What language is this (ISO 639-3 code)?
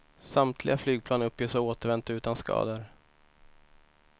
swe